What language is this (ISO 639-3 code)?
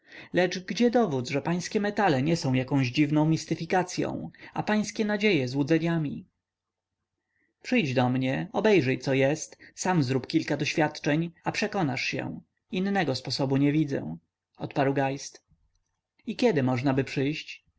pol